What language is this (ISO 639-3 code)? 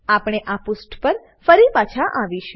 guj